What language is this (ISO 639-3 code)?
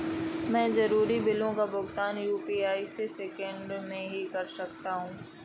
hin